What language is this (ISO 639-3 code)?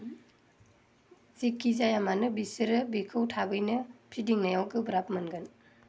brx